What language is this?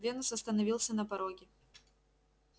Russian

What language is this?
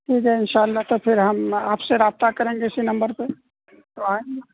Urdu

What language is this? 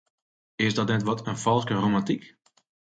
Western Frisian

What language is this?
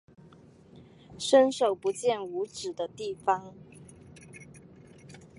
Chinese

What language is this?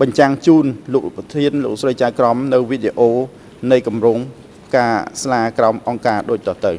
Thai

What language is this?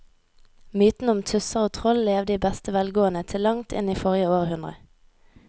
Norwegian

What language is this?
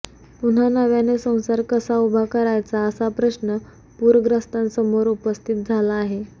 Marathi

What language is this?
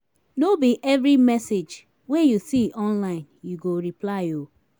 Nigerian Pidgin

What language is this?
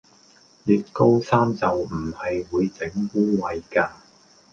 Cantonese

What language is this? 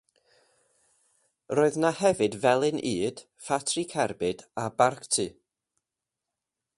Welsh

